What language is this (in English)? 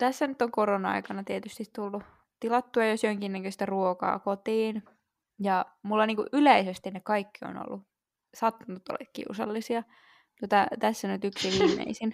Finnish